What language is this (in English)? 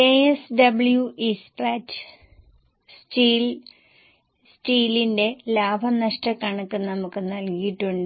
Malayalam